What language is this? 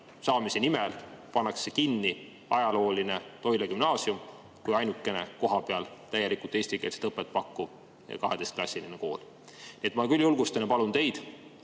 Estonian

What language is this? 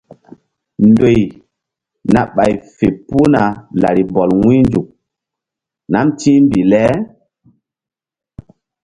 Mbum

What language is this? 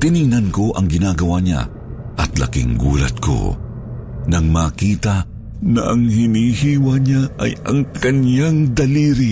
Filipino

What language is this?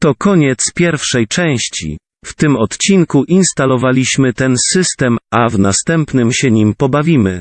Polish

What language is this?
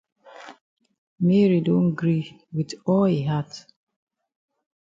Cameroon Pidgin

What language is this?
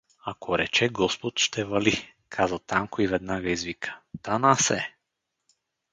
Bulgarian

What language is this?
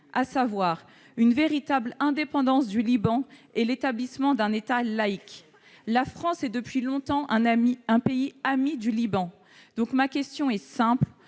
French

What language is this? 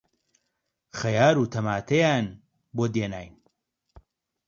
Central Kurdish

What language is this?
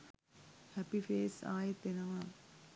Sinhala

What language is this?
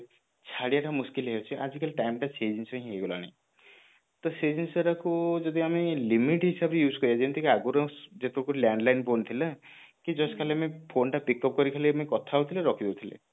Odia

